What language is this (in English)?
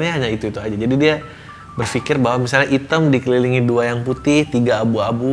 Indonesian